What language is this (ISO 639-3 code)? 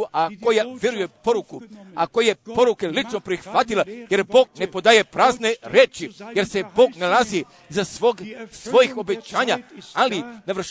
hrv